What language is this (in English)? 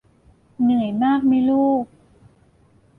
Thai